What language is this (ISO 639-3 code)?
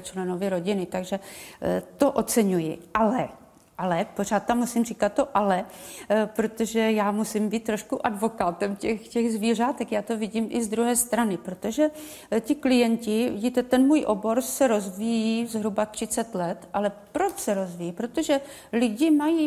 ces